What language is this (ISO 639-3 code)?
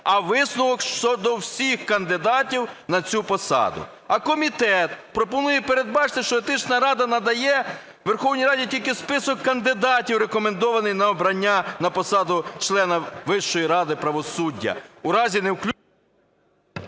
ukr